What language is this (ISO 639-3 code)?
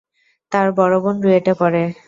ben